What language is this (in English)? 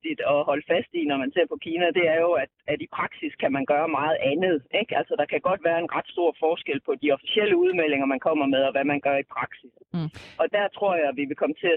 Danish